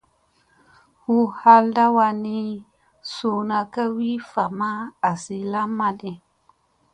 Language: Musey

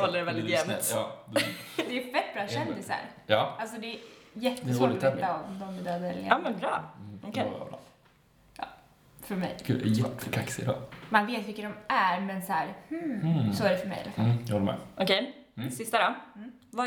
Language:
Swedish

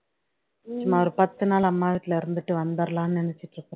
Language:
Tamil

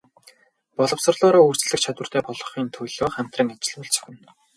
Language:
Mongolian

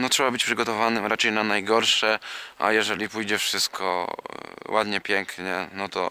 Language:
Polish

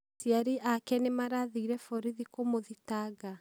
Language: Kikuyu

